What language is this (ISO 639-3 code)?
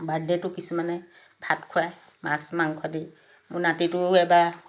asm